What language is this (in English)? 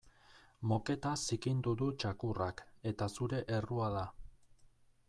Basque